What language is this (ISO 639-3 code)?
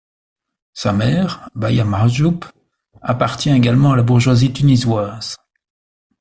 fra